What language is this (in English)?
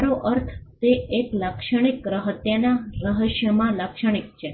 Gujarati